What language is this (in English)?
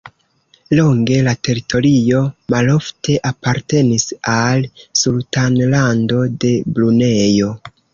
Esperanto